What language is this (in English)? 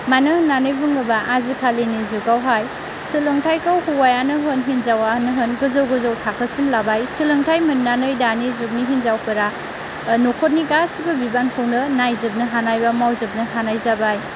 Bodo